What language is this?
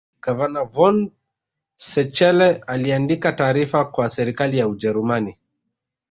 Swahili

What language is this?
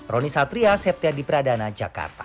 Indonesian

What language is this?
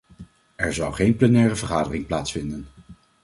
Dutch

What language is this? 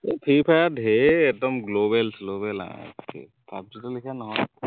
Assamese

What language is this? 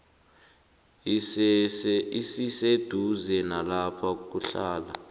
South Ndebele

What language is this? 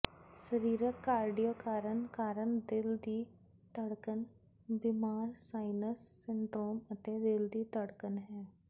Punjabi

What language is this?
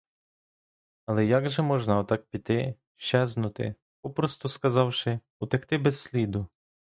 Ukrainian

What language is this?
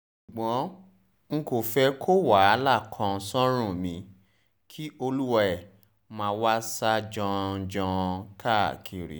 Yoruba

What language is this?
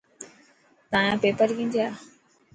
Dhatki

